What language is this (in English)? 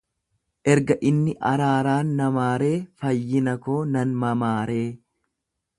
Oromo